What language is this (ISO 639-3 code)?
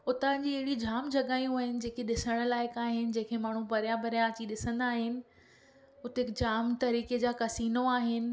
snd